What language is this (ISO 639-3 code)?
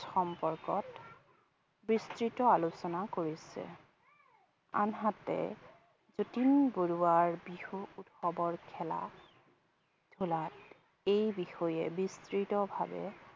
asm